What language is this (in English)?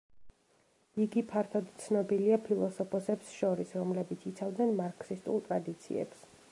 Georgian